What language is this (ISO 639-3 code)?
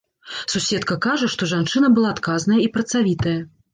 bel